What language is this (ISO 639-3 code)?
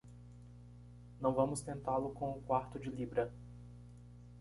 por